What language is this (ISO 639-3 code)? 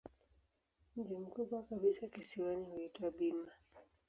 swa